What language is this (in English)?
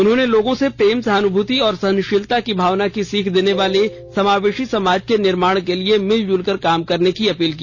Hindi